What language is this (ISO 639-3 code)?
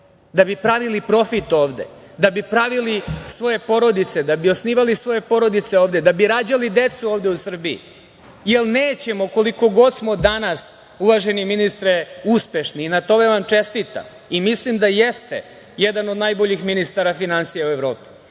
srp